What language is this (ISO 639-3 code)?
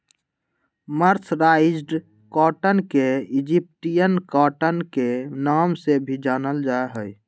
mag